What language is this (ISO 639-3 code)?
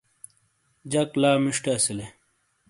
scl